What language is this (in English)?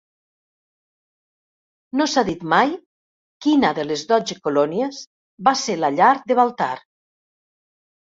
Catalan